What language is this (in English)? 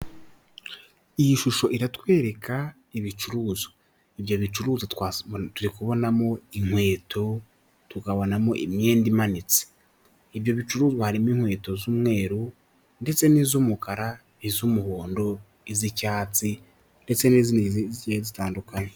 Kinyarwanda